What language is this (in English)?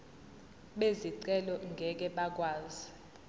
Zulu